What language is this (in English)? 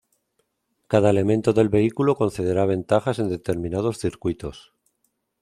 Spanish